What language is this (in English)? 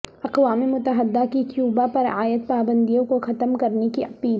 Urdu